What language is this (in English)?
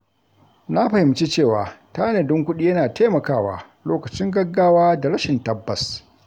Hausa